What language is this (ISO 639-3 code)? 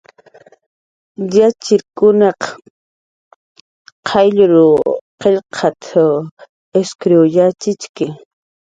jqr